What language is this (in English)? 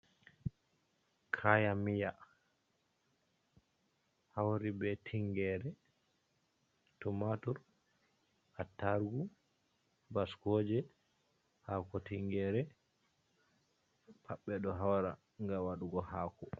Fula